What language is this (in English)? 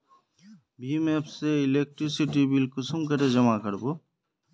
Magahi